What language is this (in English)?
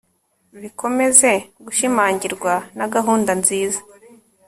Kinyarwanda